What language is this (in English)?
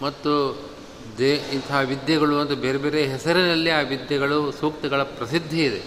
Kannada